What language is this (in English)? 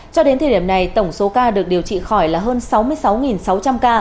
Vietnamese